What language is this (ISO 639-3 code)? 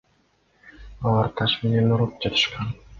kir